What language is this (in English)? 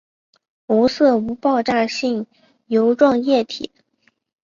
Chinese